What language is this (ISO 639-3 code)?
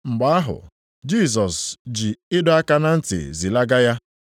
ibo